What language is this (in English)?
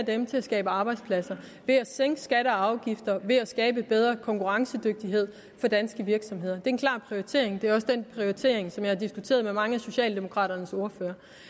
Danish